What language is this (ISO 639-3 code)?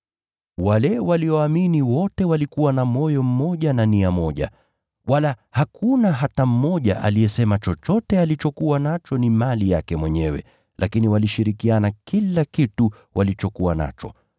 swa